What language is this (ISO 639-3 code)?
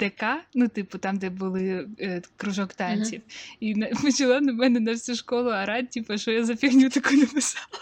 ukr